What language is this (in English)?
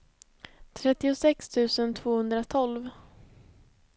Swedish